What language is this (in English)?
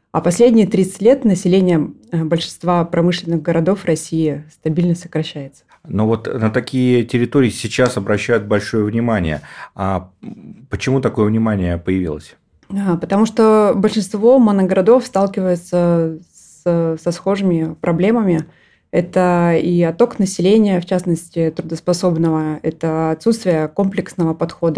Russian